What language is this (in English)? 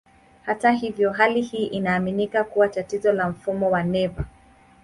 Swahili